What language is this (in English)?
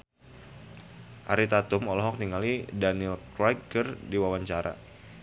Sundanese